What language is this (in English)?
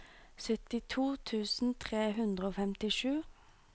Norwegian